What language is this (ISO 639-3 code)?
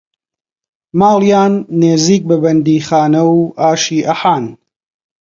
ckb